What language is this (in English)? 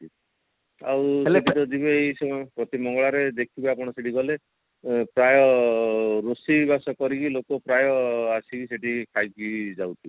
Odia